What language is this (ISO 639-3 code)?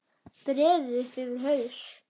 isl